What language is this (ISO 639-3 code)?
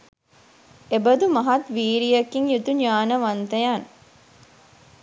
sin